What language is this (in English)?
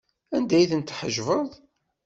Kabyle